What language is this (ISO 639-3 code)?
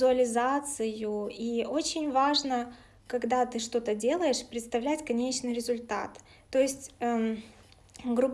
rus